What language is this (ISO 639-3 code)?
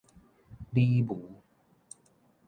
nan